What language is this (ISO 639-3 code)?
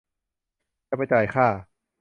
tha